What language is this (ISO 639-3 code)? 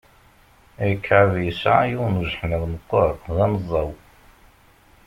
kab